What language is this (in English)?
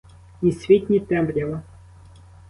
Ukrainian